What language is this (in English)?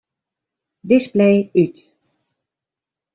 Western Frisian